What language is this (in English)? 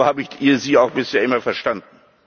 German